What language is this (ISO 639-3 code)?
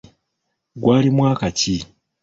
lug